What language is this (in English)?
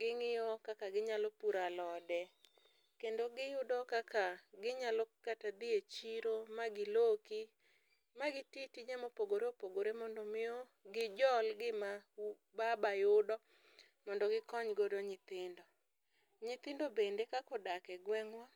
Luo (Kenya and Tanzania)